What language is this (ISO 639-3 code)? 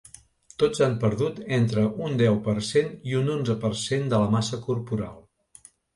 cat